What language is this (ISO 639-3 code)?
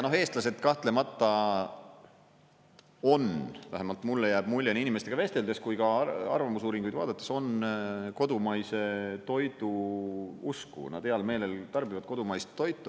est